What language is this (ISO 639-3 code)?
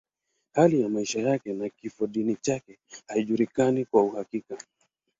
swa